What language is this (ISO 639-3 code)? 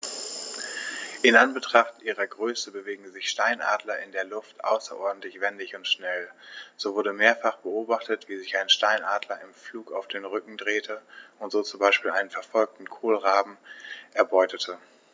deu